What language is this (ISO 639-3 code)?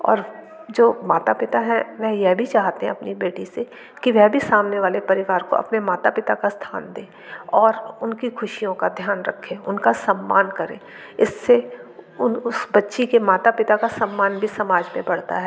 hin